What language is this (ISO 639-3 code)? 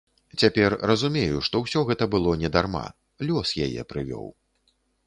bel